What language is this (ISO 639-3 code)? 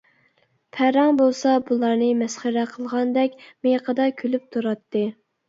uig